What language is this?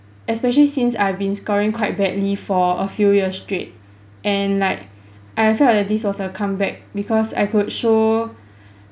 English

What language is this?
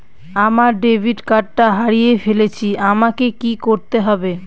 Bangla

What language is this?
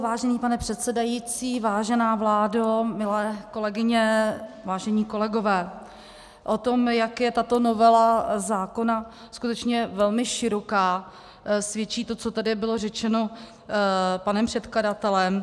Czech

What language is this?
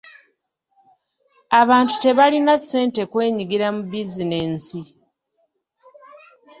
Ganda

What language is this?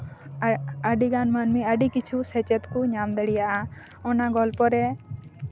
Santali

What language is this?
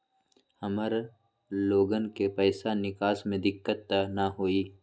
Magahi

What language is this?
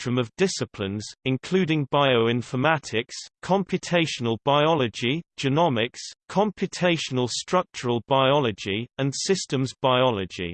English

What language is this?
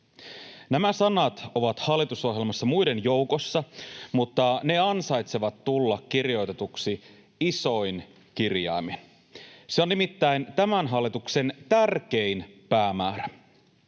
Finnish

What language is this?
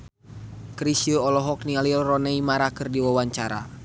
Sundanese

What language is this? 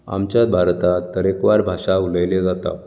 Konkani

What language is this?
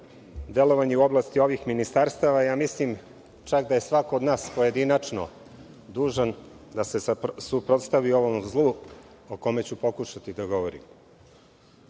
Serbian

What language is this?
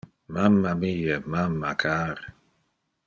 Interlingua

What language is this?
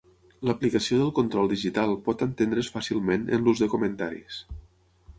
Catalan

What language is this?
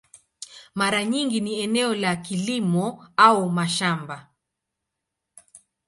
Swahili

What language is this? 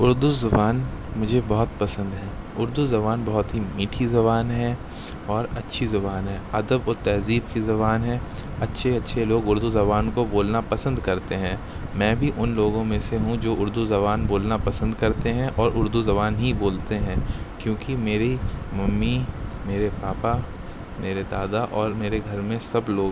Urdu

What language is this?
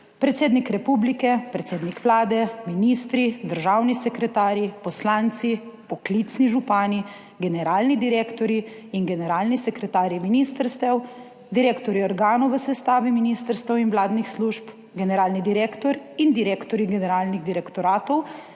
Slovenian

